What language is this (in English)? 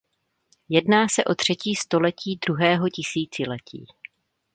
Czech